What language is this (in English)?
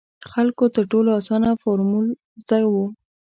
Pashto